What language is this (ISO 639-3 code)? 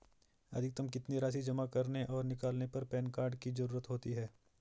hin